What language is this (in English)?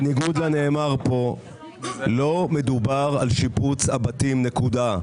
Hebrew